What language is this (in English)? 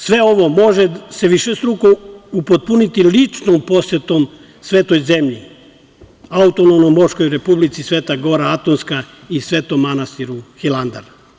Serbian